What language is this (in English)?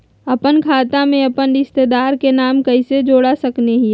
Magahi